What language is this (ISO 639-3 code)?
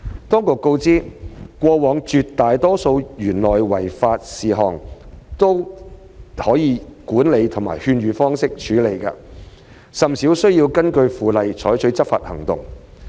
yue